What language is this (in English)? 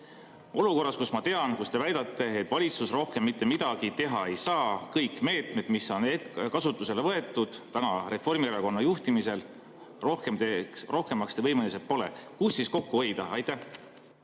Estonian